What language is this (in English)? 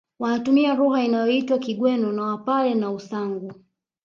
Swahili